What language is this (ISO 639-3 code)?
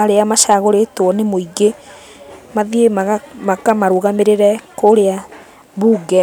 kik